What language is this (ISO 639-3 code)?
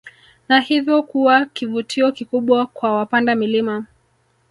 swa